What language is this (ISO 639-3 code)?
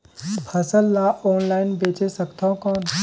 hne